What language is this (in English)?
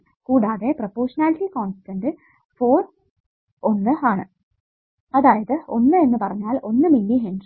Malayalam